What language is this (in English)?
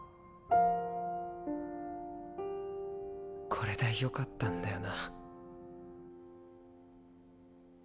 Japanese